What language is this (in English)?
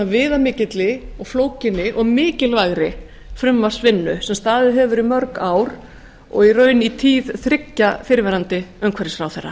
Icelandic